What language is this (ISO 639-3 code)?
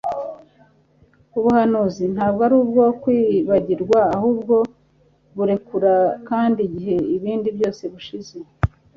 kin